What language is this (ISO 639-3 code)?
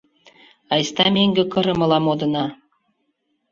chm